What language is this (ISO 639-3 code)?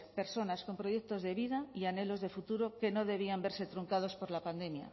spa